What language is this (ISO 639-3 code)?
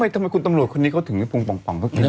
tha